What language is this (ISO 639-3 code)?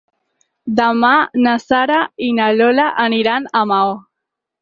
cat